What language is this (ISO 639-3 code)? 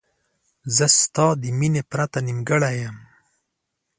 pus